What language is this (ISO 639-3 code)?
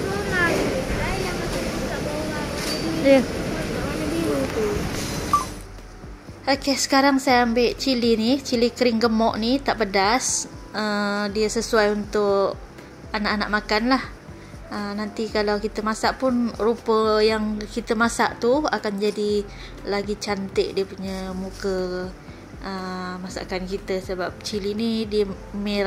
msa